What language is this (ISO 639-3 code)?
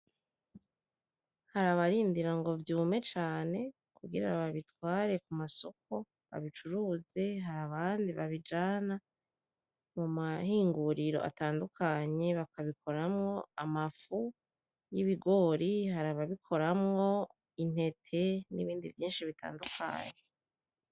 run